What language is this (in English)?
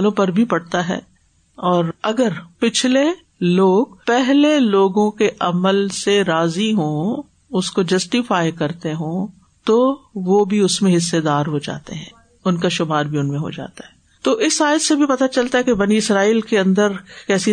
Urdu